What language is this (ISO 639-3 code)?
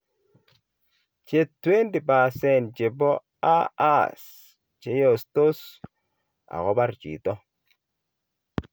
kln